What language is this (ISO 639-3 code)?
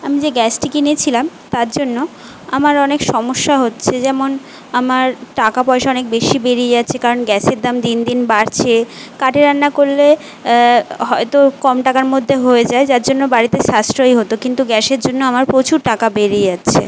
ben